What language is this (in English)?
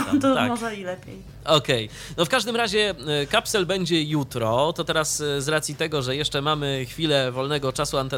Polish